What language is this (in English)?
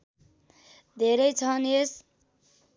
Nepali